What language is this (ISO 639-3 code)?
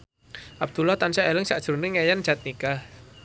jav